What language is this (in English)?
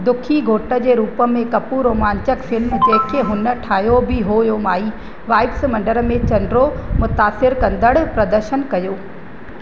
Sindhi